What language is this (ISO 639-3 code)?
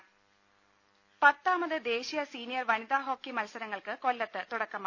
mal